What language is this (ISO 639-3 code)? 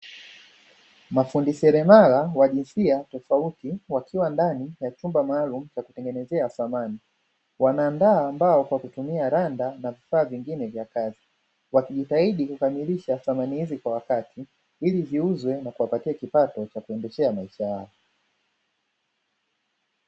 swa